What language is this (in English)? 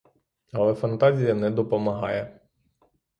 Ukrainian